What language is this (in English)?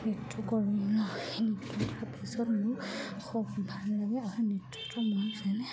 Assamese